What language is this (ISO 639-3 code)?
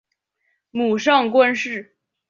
zho